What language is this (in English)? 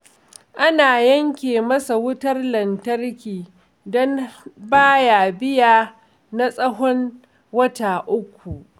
Hausa